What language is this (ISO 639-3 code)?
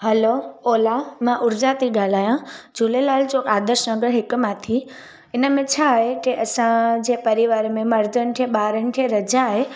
snd